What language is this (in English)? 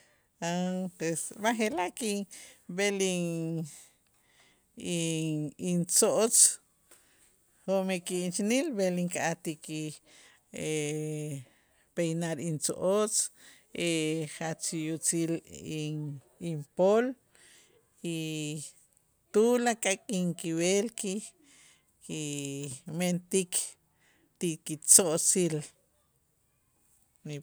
Itzá